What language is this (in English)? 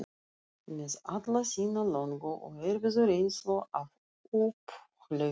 Icelandic